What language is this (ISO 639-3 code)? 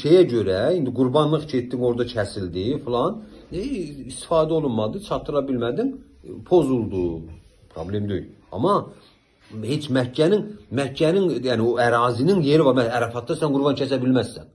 tur